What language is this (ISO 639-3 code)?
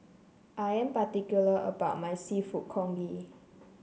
eng